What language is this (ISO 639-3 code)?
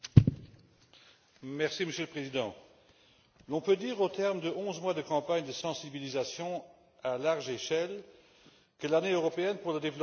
fra